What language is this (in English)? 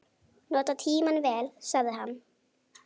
Icelandic